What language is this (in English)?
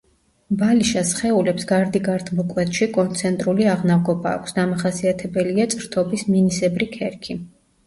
Georgian